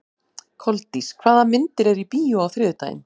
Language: Icelandic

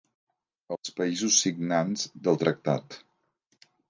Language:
Catalan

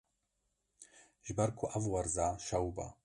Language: Kurdish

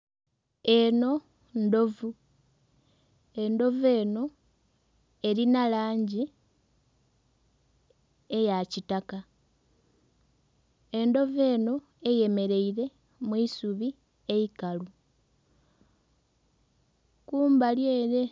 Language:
Soga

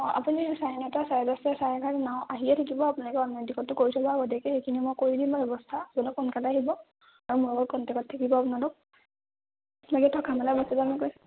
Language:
Assamese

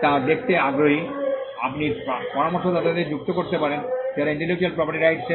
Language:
Bangla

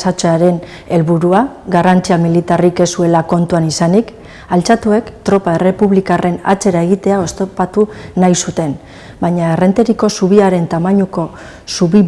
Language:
Basque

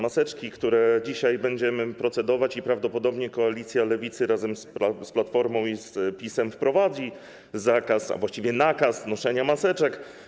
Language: Polish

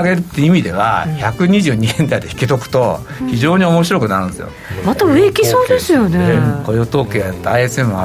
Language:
Japanese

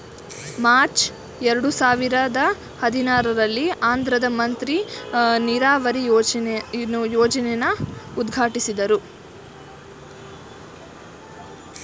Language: Kannada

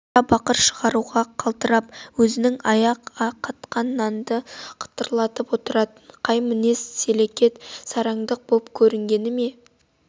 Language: Kazakh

